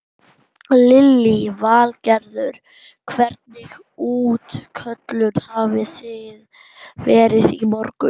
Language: Icelandic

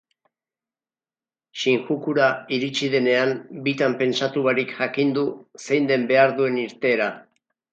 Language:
Basque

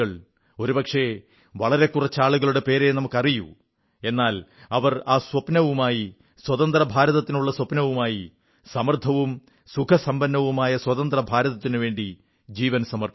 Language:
Malayalam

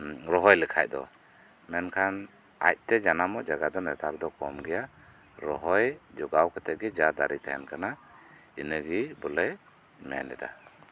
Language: Santali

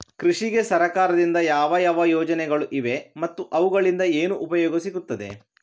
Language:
Kannada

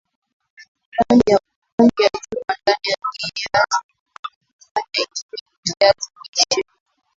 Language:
Swahili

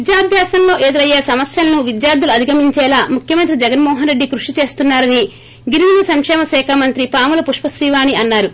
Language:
Telugu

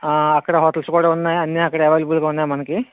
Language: Telugu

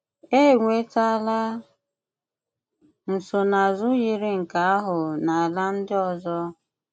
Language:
Igbo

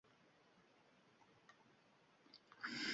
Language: Uzbek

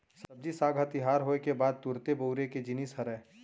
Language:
Chhattisgarhi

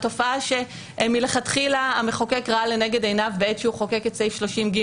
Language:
Hebrew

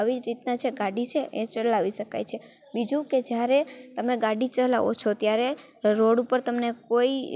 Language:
Gujarati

